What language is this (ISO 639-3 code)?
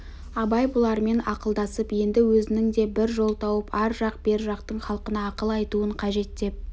kaz